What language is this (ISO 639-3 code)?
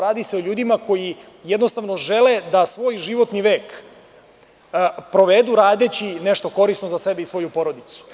srp